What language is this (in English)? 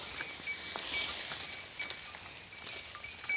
Kannada